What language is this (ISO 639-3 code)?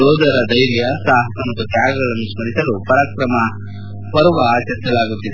kan